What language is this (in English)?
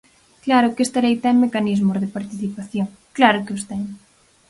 Galician